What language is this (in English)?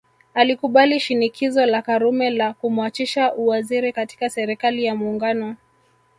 Swahili